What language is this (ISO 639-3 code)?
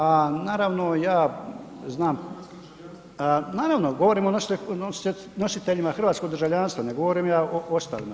hrv